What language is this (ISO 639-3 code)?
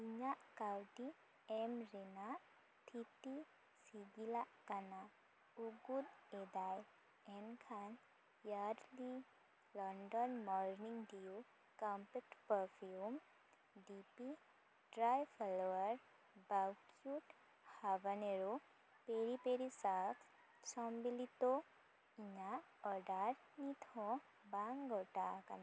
sat